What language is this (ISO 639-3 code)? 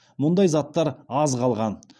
kaz